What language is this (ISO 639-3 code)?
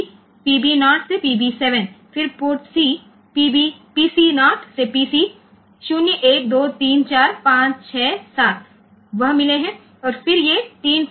guj